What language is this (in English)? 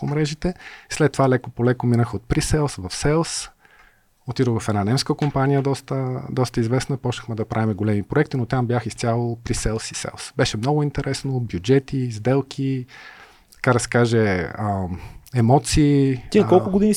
Bulgarian